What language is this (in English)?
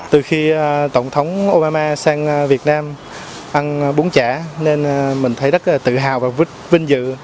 Vietnamese